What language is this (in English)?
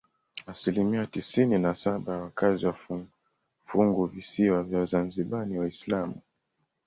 Swahili